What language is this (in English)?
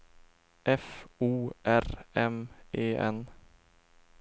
Swedish